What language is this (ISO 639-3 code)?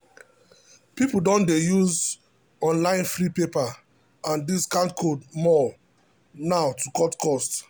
pcm